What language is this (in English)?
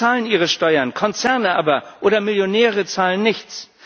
German